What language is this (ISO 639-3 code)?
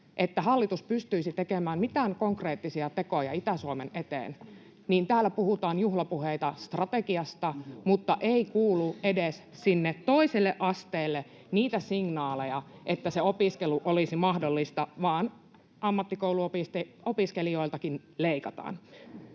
fin